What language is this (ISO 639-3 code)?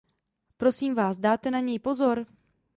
ces